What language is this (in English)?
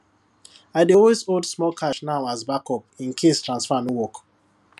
Nigerian Pidgin